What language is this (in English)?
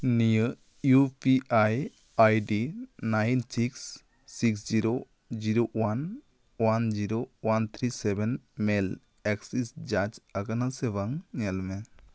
Santali